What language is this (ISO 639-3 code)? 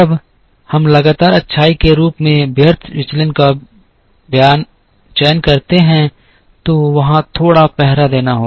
hin